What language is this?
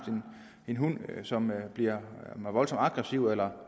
Danish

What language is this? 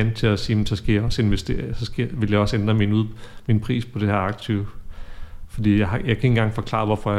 Danish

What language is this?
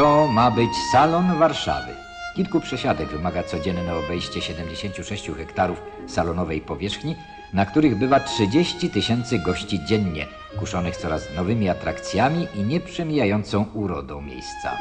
Polish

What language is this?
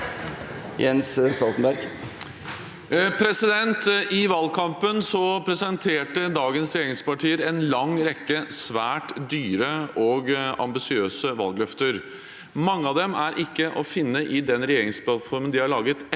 Norwegian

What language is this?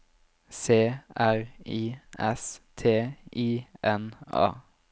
Norwegian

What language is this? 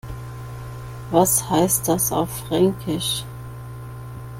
German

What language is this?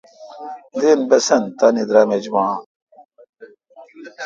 Kalkoti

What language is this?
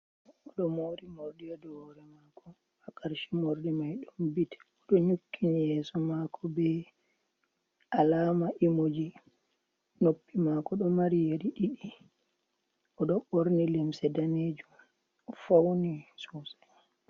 Fula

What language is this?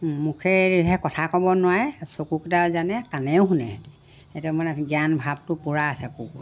Assamese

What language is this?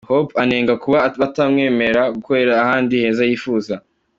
Kinyarwanda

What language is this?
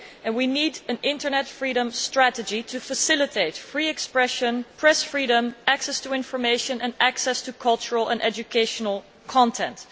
English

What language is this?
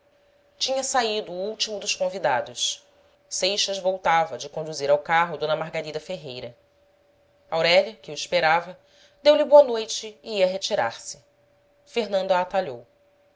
Portuguese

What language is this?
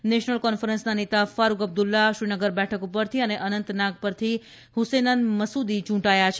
Gujarati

